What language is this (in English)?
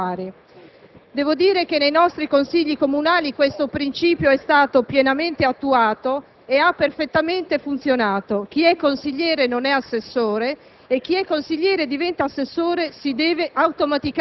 Italian